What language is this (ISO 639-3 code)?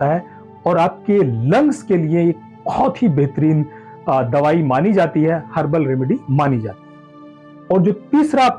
hin